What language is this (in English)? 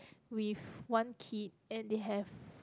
English